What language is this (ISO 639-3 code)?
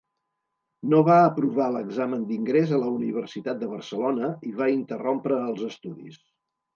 cat